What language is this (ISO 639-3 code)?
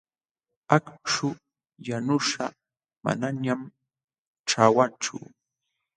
qxw